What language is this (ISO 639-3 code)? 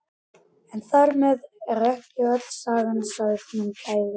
isl